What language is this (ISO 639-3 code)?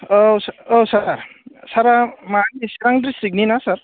brx